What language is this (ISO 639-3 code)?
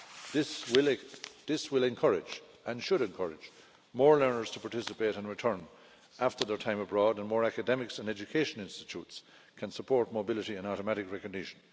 eng